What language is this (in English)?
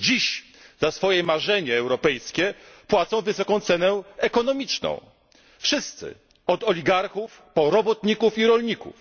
Polish